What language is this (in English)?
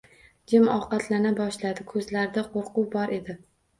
Uzbek